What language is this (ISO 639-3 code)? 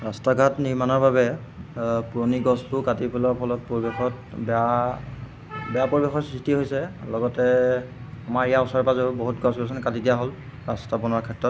asm